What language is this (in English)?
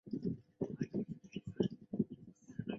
Chinese